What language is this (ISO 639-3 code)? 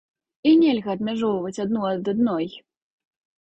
bel